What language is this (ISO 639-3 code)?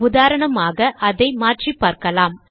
tam